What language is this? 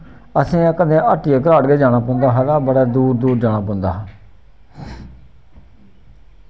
Dogri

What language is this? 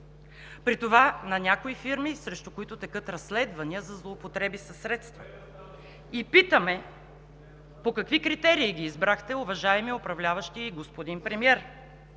Bulgarian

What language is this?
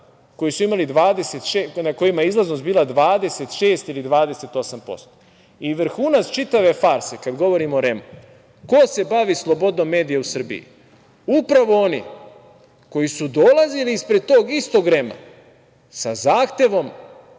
Serbian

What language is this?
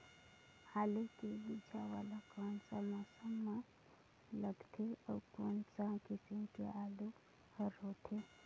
Chhattisgarhi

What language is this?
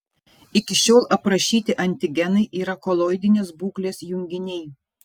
Lithuanian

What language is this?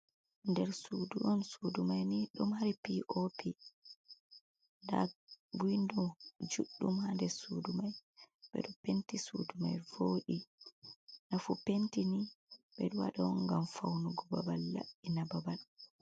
Fula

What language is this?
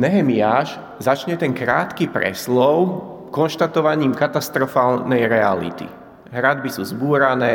Slovak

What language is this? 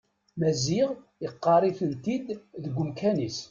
Kabyle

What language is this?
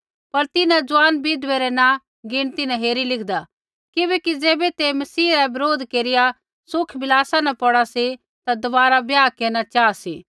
Kullu Pahari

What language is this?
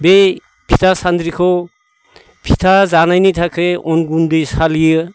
Bodo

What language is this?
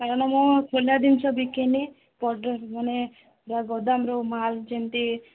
Odia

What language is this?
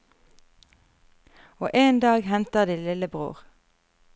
Norwegian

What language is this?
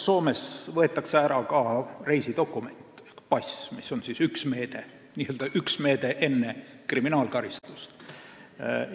Estonian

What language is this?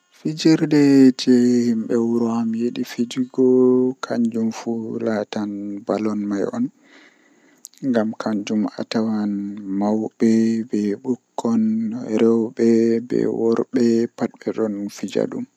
Western Niger Fulfulde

